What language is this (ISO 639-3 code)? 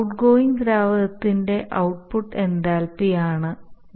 mal